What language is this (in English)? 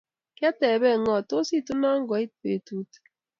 Kalenjin